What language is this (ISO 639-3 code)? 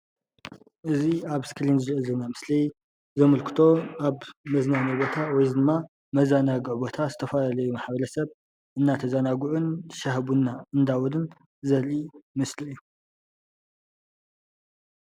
tir